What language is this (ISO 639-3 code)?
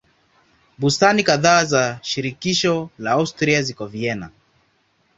swa